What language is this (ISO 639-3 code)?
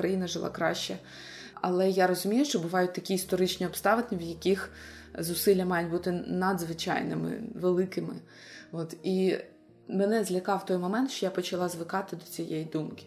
ukr